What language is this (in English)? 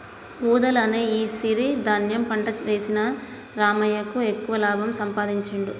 Telugu